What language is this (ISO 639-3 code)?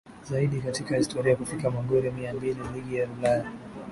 swa